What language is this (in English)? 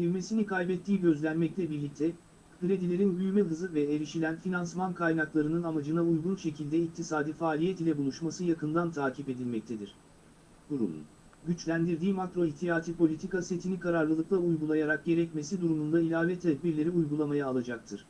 Turkish